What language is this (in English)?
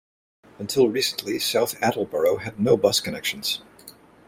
English